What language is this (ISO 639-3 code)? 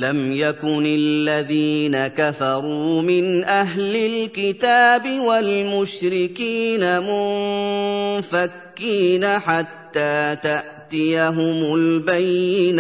ara